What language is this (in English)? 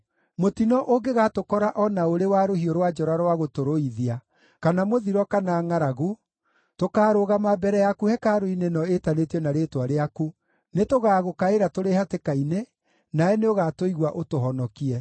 Kikuyu